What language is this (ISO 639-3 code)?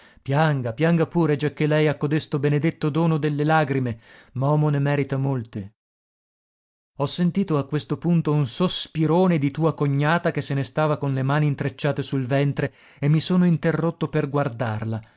ita